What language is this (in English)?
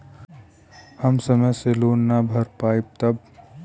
Bhojpuri